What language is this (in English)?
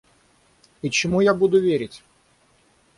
Russian